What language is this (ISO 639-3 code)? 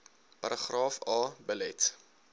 afr